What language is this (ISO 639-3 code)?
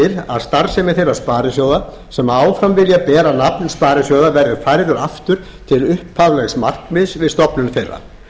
isl